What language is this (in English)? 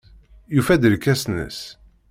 Kabyle